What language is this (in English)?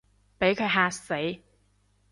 Cantonese